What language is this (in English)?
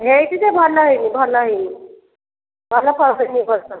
Odia